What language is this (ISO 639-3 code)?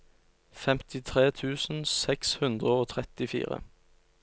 nor